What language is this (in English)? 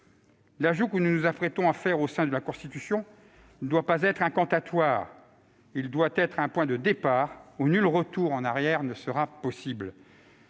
French